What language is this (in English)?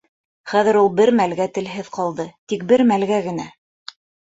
Bashkir